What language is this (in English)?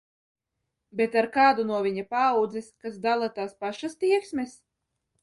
Latvian